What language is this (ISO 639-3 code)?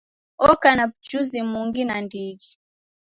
dav